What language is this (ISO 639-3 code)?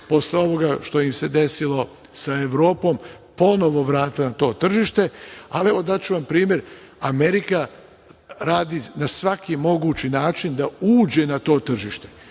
srp